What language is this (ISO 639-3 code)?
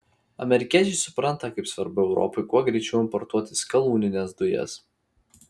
lit